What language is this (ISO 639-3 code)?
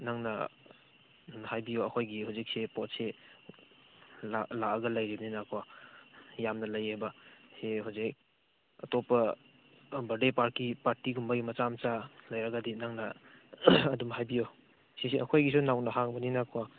mni